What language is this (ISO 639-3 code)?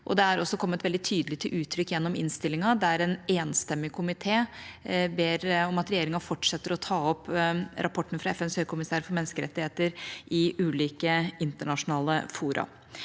nor